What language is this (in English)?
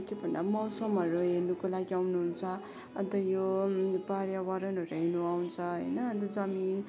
Nepali